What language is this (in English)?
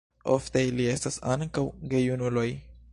Esperanto